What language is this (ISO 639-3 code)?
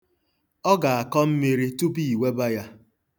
ibo